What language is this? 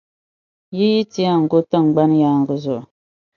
Dagbani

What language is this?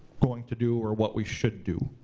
English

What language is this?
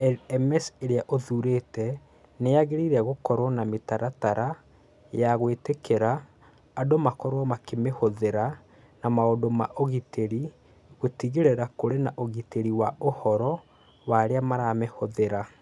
Kikuyu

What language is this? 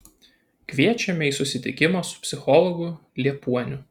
Lithuanian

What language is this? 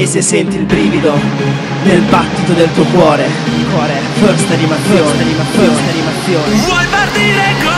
Czech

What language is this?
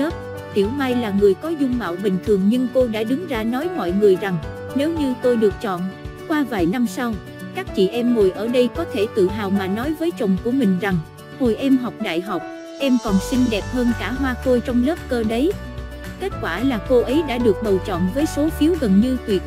Vietnamese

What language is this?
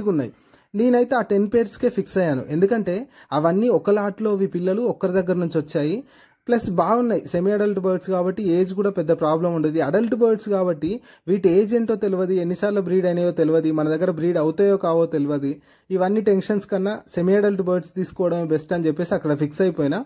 Telugu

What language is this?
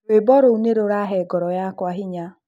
Kikuyu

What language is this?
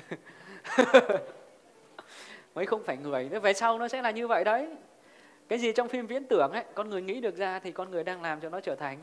Vietnamese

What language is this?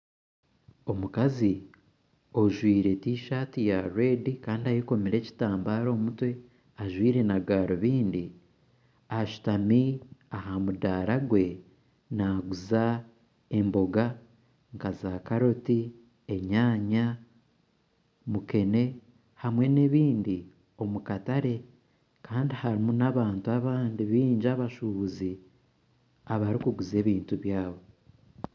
Nyankole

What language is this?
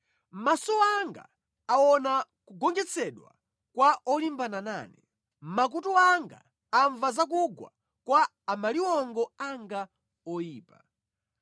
Nyanja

